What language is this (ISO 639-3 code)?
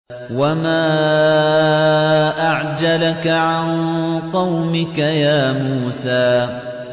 ara